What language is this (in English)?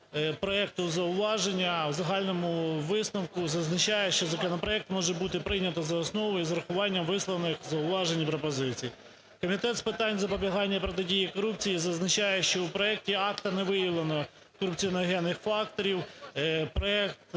Ukrainian